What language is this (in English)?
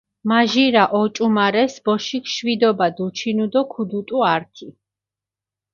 Mingrelian